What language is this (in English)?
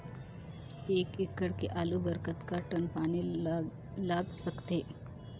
Chhattisgarhi